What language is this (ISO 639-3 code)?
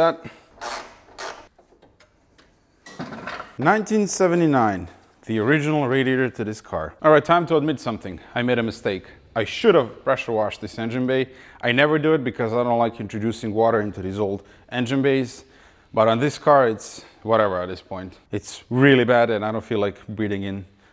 eng